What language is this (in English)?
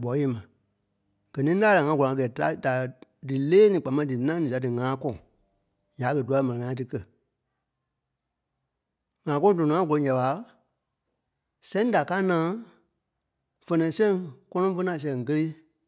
Kpelle